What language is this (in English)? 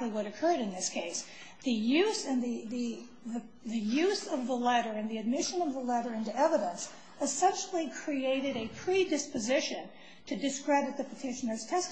English